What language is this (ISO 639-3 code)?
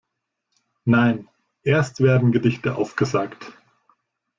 deu